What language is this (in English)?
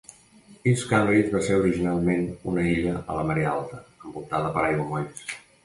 Catalan